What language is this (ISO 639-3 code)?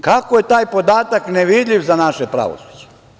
srp